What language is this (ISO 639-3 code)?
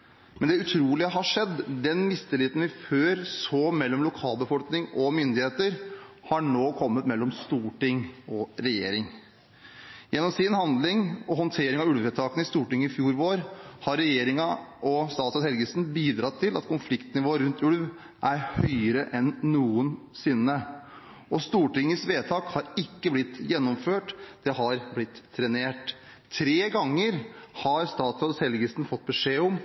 nob